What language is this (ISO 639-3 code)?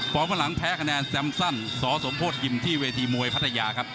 tha